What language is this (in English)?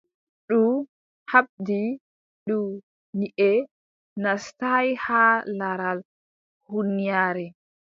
Adamawa Fulfulde